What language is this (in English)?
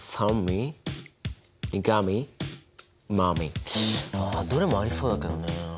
Japanese